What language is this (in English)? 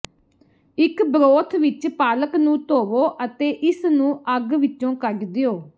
Punjabi